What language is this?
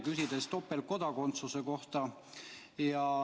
Estonian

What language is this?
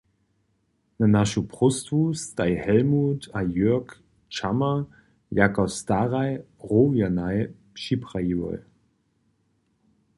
Upper Sorbian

